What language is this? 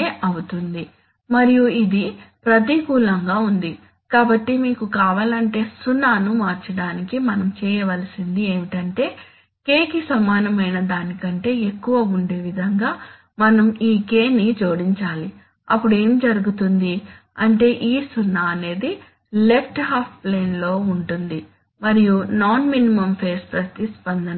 Telugu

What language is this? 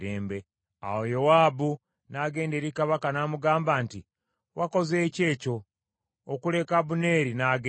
Ganda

